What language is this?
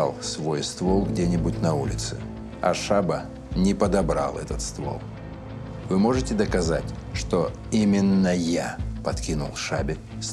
Russian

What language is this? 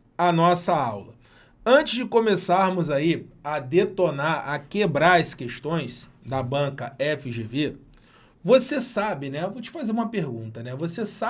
Portuguese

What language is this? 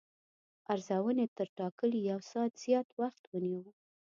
Pashto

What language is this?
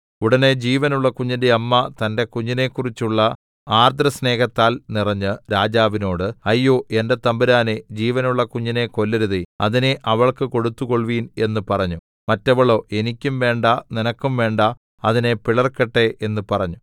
Malayalam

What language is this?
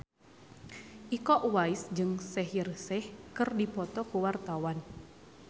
Sundanese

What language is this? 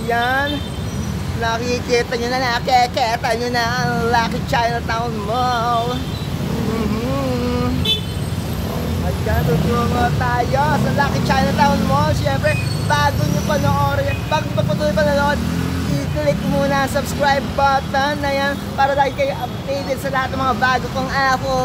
Filipino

